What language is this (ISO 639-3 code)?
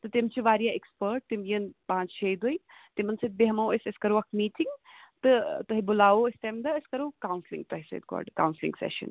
kas